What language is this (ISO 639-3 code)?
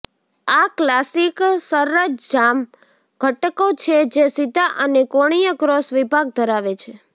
guj